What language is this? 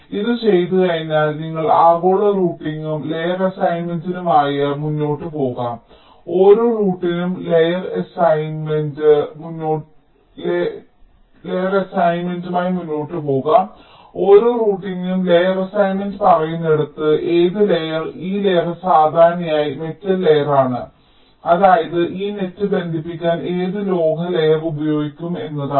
Malayalam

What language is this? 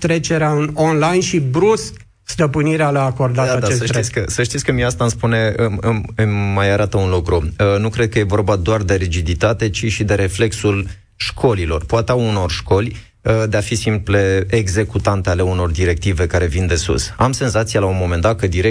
Romanian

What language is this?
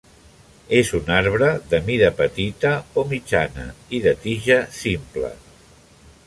Catalan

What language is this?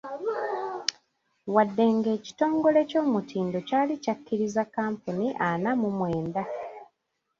Ganda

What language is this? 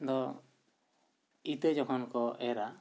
Santali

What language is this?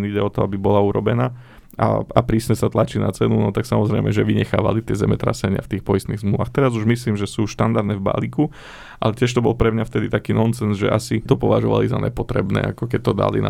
Slovak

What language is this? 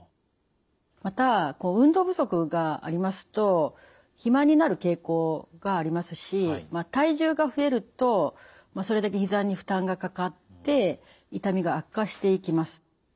Japanese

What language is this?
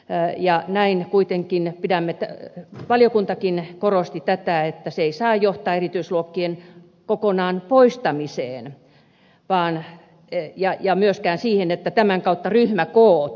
Finnish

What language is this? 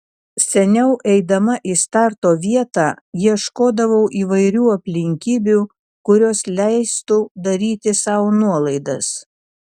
Lithuanian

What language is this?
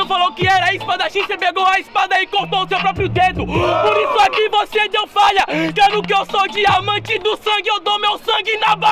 Portuguese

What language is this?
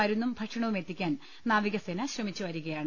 Malayalam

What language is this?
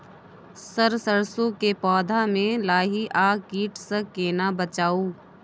Maithili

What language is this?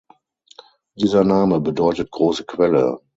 German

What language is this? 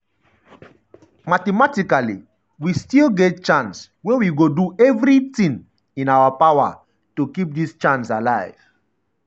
Nigerian Pidgin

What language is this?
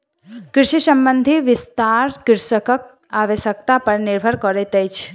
Maithili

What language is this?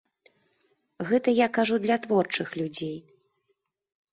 Belarusian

